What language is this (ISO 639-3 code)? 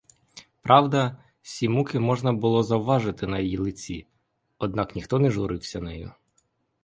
ukr